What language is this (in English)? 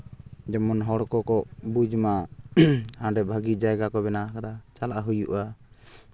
Santali